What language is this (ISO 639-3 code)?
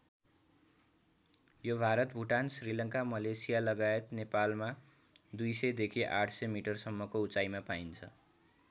nep